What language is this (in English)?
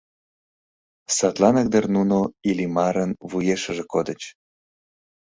Mari